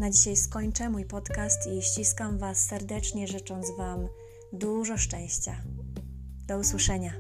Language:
Polish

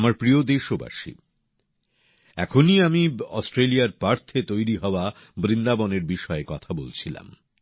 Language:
Bangla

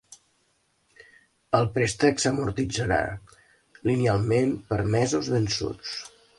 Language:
Catalan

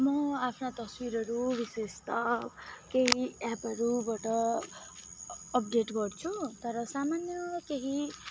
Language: Nepali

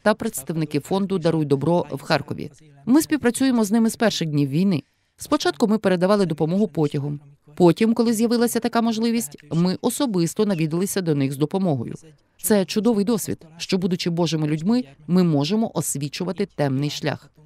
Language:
Ukrainian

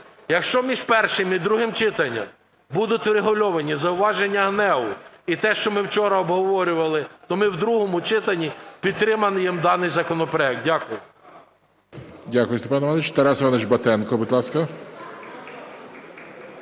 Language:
Ukrainian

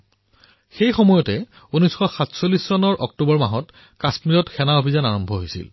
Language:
Assamese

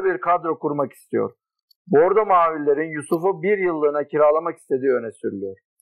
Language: Turkish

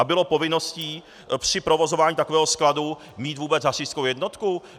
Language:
Czech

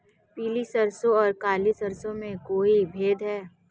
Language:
Hindi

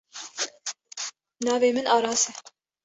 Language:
Kurdish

